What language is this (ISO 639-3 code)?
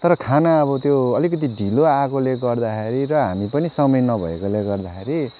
nep